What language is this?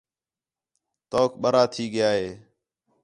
Khetrani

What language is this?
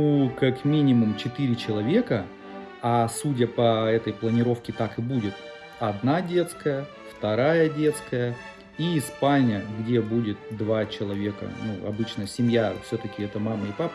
Russian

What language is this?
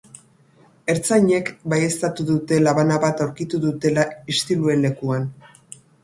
Basque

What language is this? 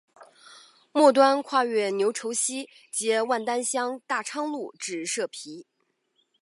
Chinese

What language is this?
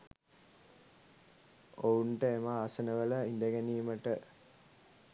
Sinhala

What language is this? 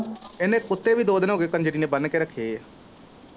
Punjabi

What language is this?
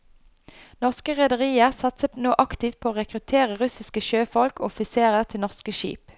Norwegian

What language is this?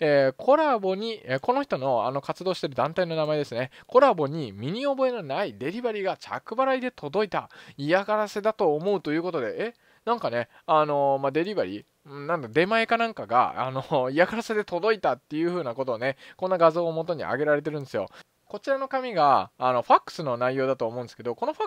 Japanese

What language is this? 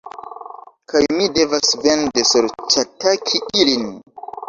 Esperanto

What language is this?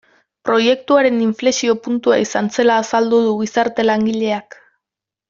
Basque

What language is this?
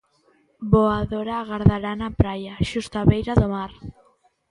Galician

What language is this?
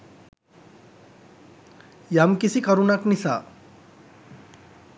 Sinhala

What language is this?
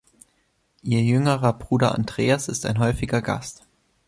German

